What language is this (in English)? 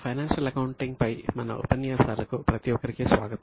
Telugu